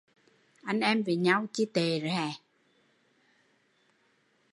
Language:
Vietnamese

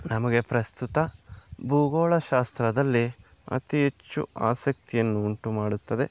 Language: Kannada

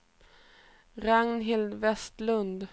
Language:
Swedish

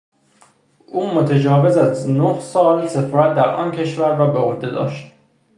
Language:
Persian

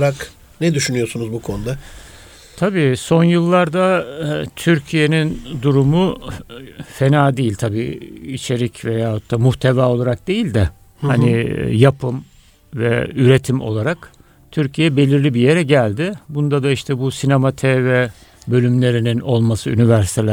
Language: Turkish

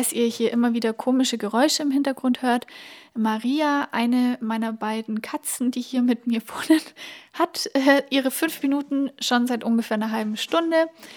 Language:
German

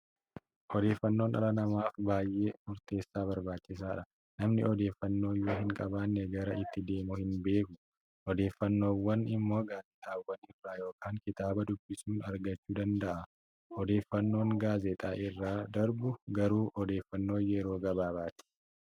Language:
Oromo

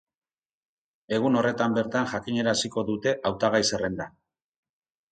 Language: Basque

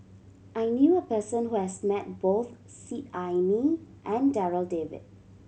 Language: English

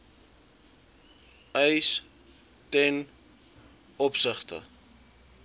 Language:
Afrikaans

